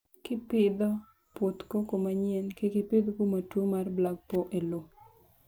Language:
Luo (Kenya and Tanzania)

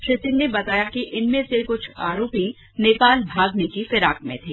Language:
Hindi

